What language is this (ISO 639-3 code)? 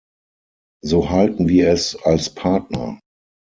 deu